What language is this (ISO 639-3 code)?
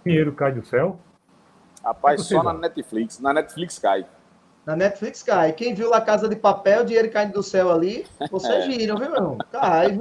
por